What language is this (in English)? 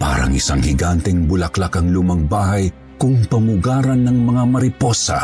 Filipino